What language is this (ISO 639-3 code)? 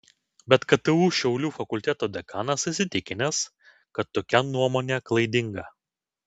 lit